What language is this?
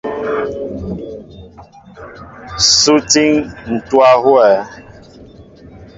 Mbo (Cameroon)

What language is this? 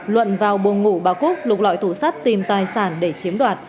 Vietnamese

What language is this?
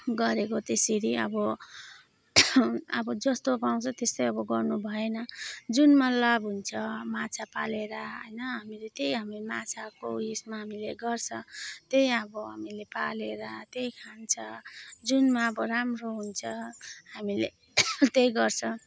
Nepali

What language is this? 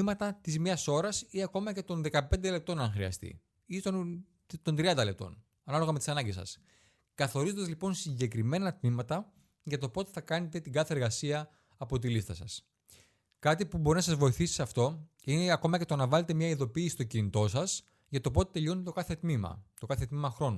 Greek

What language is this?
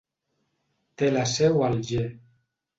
Catalan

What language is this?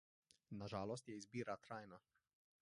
Slovenian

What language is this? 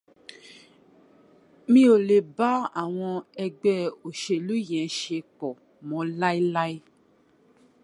Yoruba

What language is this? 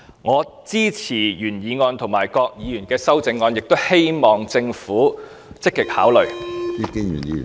Cantonese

